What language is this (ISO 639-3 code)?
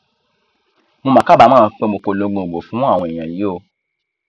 yor